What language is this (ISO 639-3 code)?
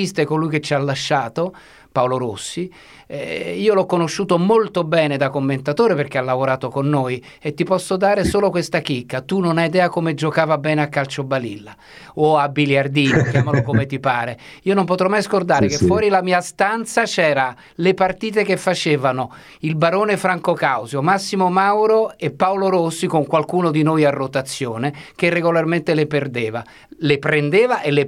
ita